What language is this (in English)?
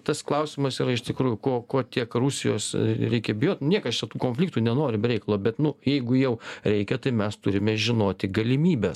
Lithuanian